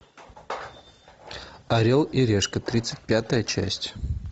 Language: Russian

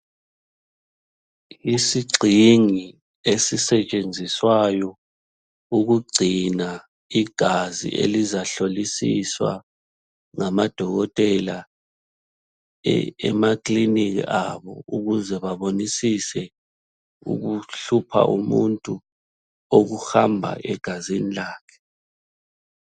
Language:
North Ndebele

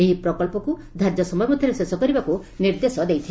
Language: Odia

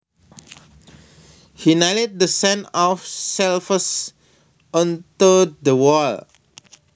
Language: Javanese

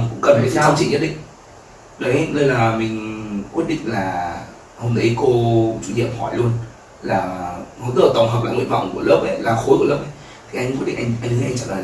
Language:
Vietnamese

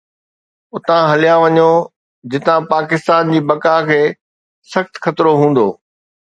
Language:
Sindhi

